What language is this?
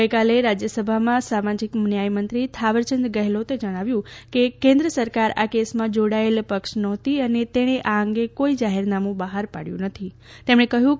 Gujarati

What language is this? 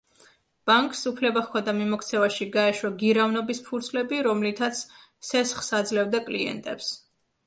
Georgian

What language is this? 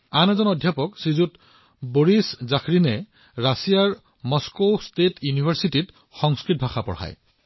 Assamese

